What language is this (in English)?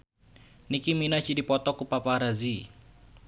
Sundanese